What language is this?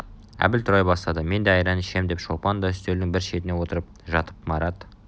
Kazakh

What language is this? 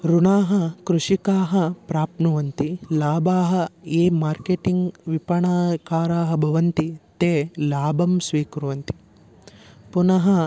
Sanskrit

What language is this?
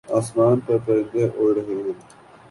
Urdu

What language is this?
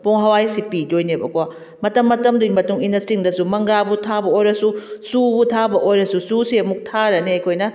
Manipuri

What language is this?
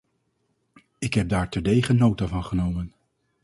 Dutch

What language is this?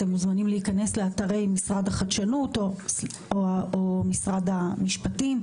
Hebrew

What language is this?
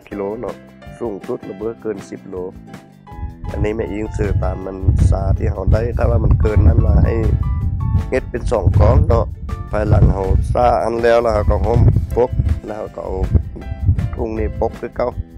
Thai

